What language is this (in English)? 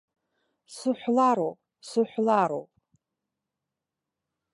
Abkhazian